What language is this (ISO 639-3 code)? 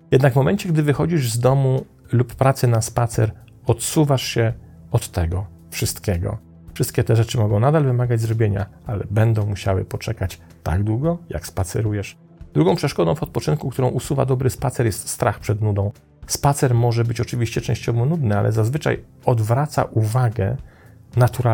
pol